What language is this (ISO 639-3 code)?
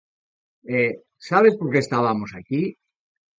glg